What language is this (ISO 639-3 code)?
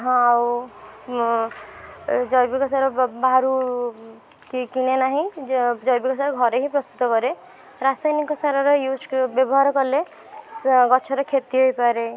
ori